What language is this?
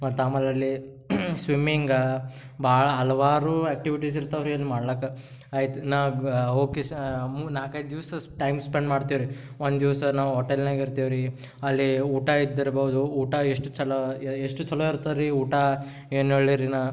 Kannada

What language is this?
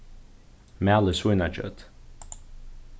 Faroese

